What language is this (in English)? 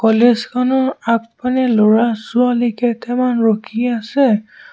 Assamese